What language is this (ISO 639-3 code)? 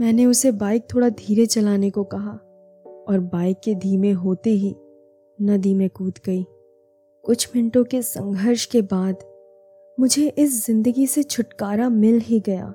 hin